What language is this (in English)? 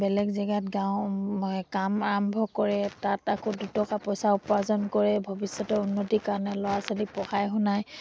Assamese